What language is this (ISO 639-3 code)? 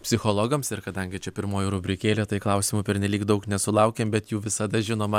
lit